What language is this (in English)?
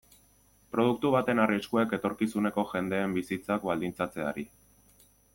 Basque